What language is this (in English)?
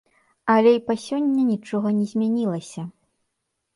Belarusian